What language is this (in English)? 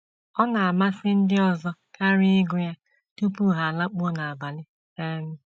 Igbo